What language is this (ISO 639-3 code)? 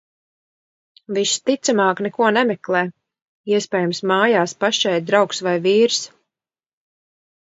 lav